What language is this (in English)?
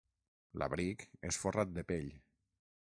Catalan